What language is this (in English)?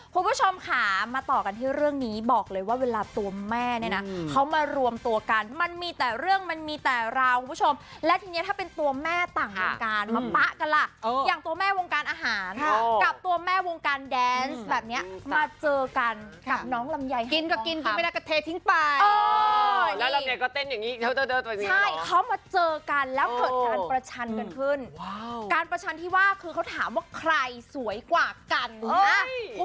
Thai